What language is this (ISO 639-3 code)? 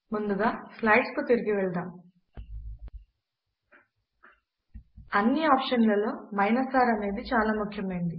tel